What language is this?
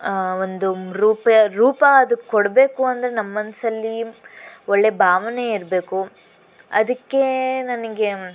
Kannada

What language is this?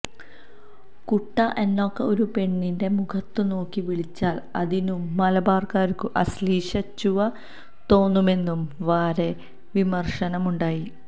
Malayalam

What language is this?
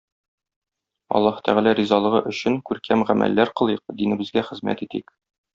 Tatar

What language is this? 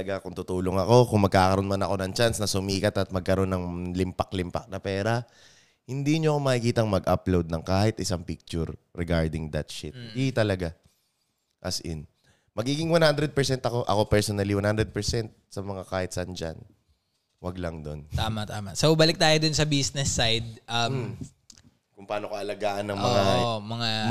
Filipino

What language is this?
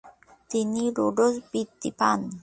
Bangla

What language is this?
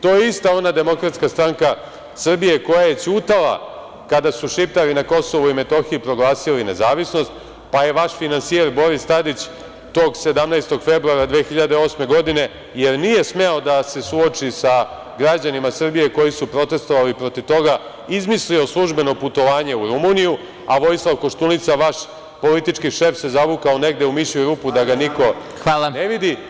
Serbian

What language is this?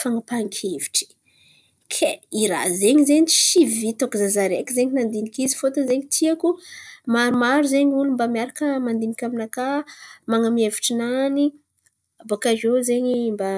Antankarana Malagasy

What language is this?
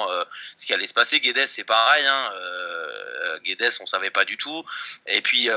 French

